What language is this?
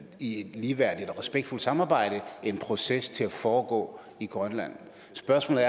Danish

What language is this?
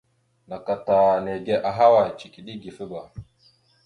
Mada (Cameroon)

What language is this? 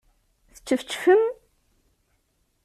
Kabyle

